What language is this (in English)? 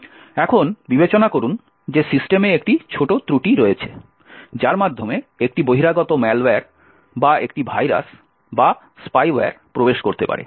Bangla